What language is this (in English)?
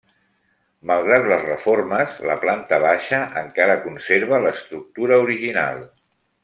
Catalan